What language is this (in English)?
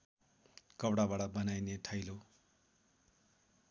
Nepali